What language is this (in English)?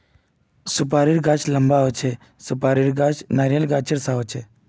Magahi